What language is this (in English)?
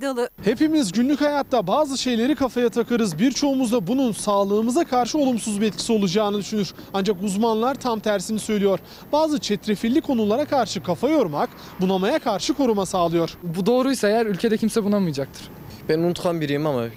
Turkish